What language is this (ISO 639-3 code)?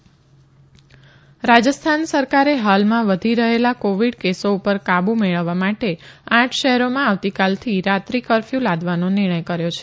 guj